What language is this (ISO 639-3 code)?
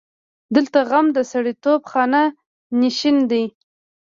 pus